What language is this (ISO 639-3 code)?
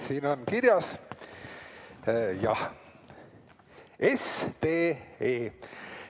est